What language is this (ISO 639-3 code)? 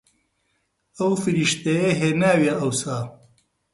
ckb